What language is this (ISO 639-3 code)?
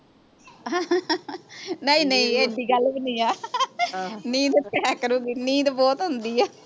pan